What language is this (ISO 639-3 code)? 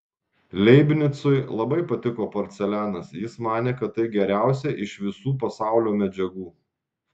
lit